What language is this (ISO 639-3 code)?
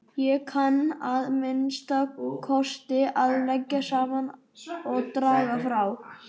isl